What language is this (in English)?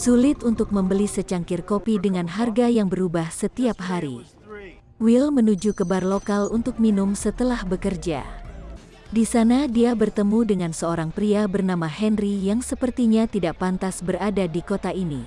Indonesian